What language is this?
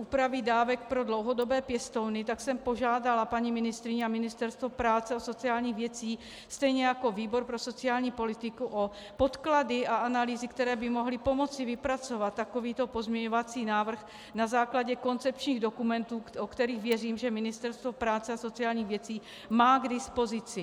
Czech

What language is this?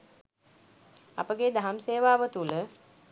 Sinhala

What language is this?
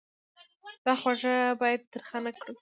Pashto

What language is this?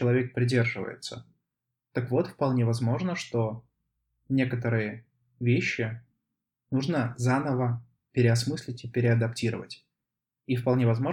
Russian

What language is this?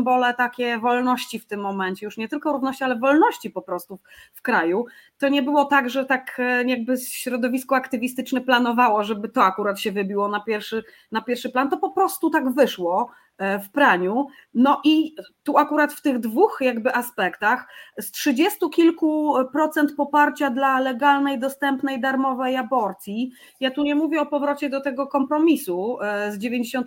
Polish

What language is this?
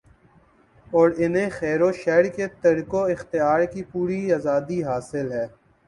Urdu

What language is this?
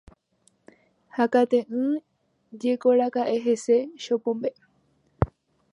Guarani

